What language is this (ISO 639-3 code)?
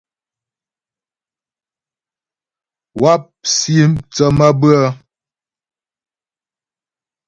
bbj